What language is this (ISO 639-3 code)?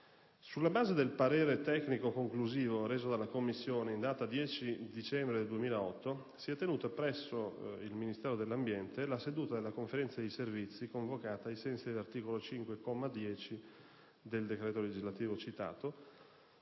ita